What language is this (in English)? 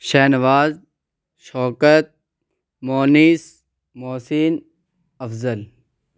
Urdu